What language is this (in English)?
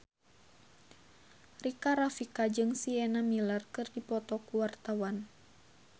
Sundanese